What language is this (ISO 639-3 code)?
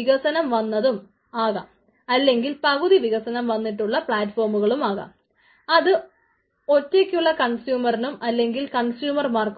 mal